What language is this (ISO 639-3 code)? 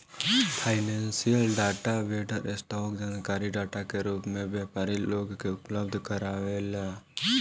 bho